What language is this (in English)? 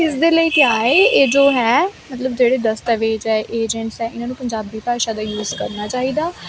Punjabi